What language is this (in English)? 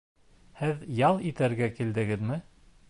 Bashkir